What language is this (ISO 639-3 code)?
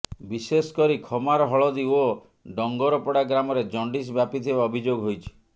ori